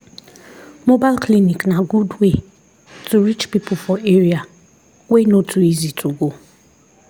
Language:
Nigerian Pidgin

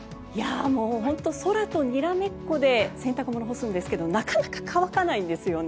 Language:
Japanese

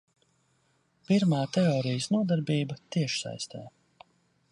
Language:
Latvian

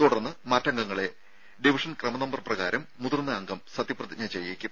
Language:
Malayalam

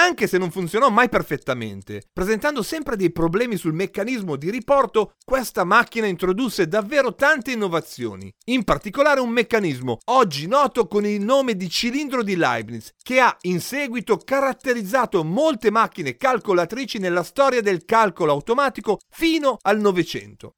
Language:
Italian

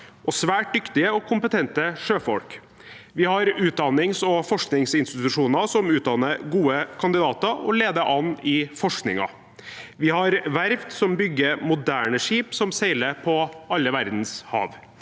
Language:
Norwegian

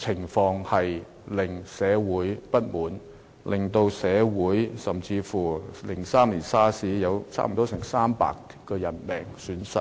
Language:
Cantonese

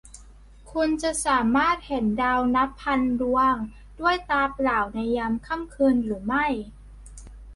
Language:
Thai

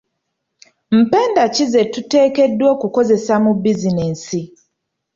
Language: Ganda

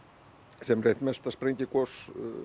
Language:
Icelandic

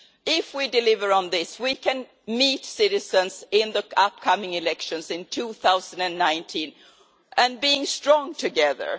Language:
English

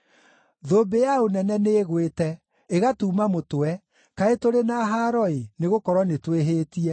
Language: Kikuyu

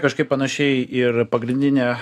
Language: Lithuanian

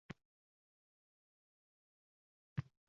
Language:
Uzbek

